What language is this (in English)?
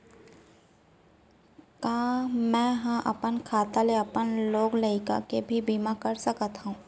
Chhattisgarhi